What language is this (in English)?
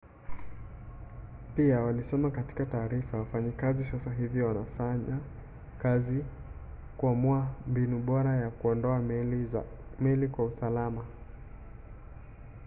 Swahili